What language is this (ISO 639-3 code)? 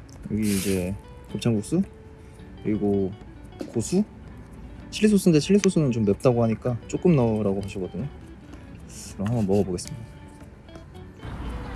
kor